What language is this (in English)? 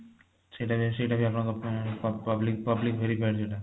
Odia